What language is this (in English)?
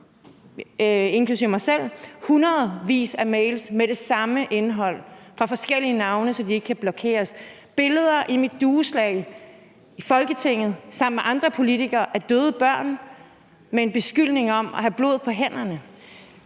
Danish